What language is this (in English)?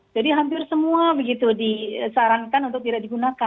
Indonesian